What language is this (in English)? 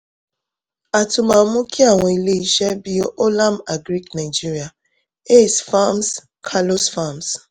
Yoruba